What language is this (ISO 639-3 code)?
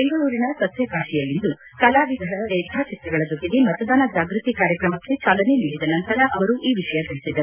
kan